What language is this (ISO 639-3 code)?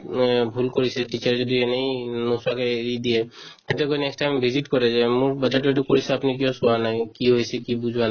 asm